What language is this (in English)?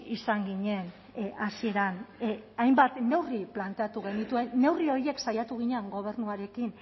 Basque